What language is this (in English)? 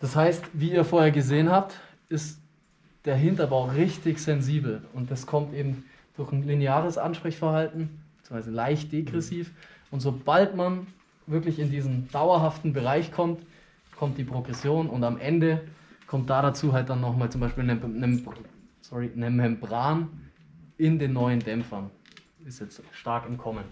German